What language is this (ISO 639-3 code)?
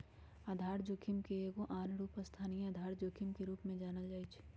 mag